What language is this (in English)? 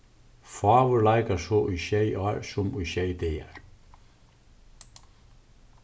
Faroese